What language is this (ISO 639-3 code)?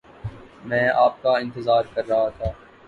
urd